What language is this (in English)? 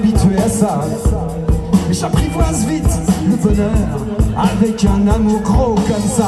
French